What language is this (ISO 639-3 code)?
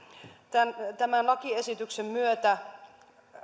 fin